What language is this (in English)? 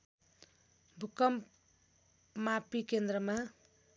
Nepali